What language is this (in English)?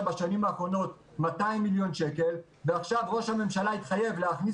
Hebrew